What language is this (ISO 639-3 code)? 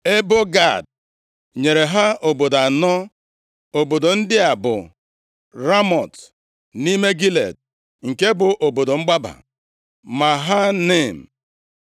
ibo